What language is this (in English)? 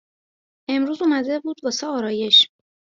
Persian